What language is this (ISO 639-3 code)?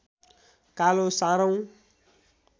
nep